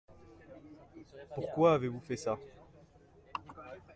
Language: French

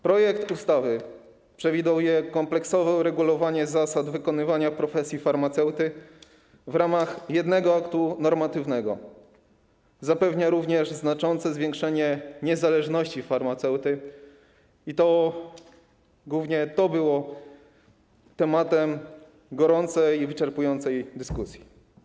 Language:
Polish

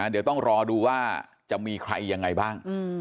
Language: Thai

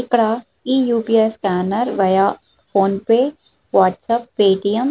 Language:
Telugu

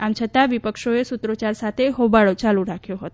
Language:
Gujarati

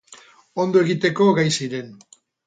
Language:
Basque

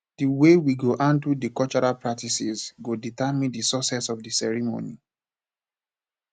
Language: Nigerian Pidgin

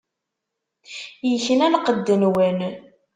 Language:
Kabyle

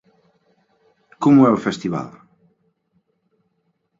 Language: Galician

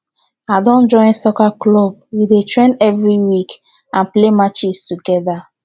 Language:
Nigerian Pidgin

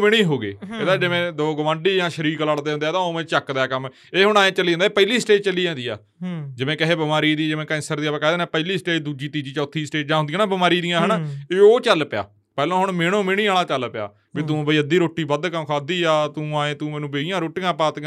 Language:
Punjabi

